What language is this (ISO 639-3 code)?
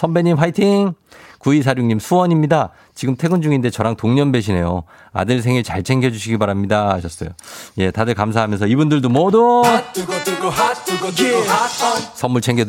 kor